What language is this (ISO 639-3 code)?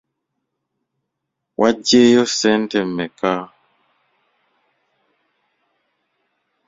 lug